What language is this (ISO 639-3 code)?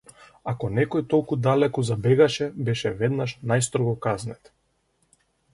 mkd